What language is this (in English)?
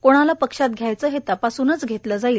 Marathi